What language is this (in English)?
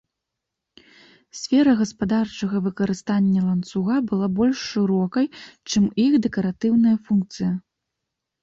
Belarusian